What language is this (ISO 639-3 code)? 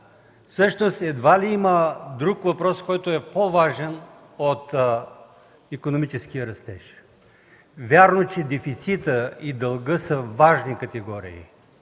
bul